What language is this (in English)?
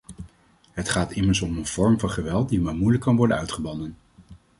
Dutch